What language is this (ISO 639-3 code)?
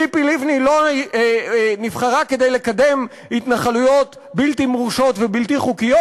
heb